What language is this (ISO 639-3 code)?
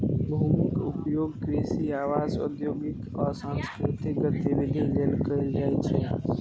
mai